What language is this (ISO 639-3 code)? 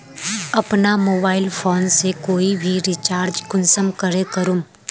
mag